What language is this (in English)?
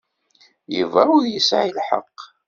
Kabyle